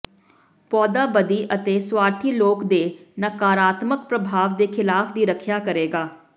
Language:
Punjabi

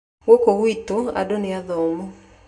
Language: Kikuyu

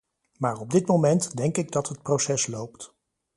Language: Dutch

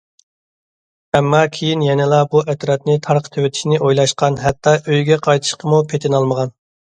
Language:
Uyghur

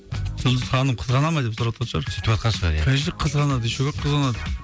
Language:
Kazakh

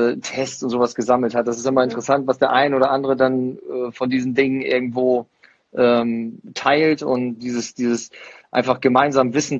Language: German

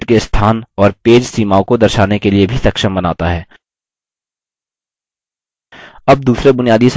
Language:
Hindi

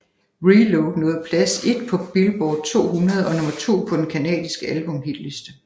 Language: Danish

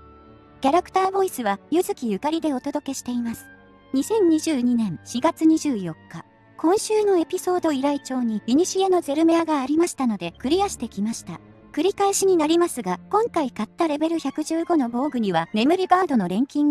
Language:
Japanese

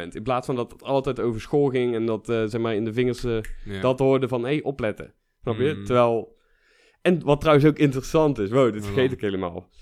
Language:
Dutch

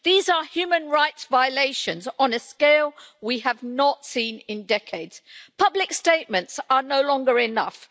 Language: English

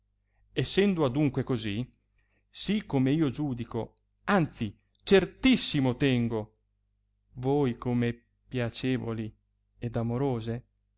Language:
Italian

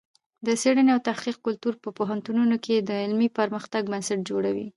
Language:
Pashto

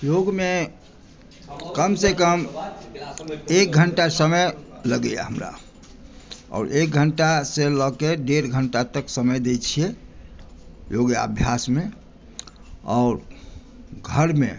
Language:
Maithili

